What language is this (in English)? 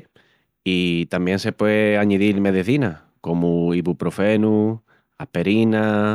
Extremaduran